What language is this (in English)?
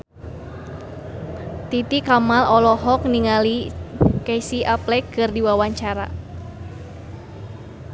Sundanese